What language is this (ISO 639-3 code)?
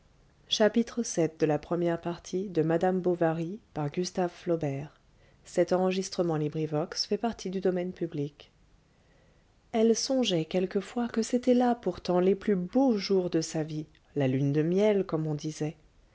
fra